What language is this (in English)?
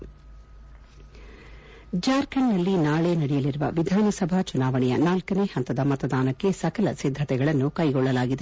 Kannada